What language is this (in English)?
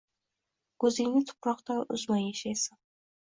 Uzbek